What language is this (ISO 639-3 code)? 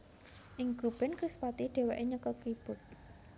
jav